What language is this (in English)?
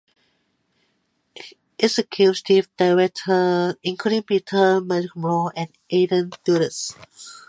English